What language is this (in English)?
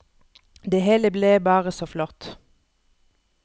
Norwegian